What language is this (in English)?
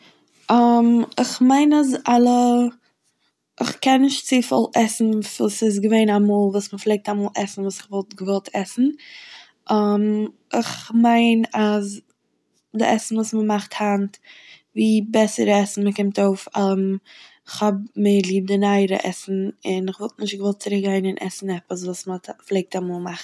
Yiddish